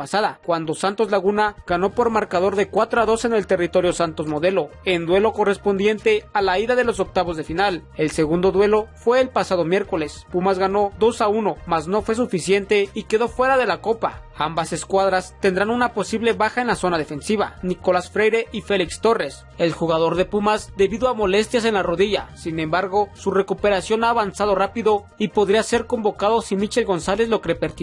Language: Spanish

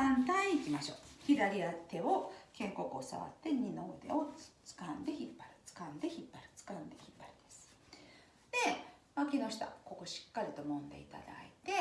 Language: Japanese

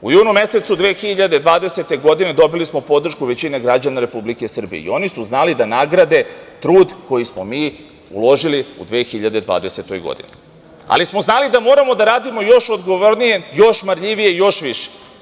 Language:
Serbian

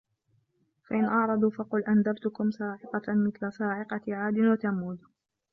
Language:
Arabic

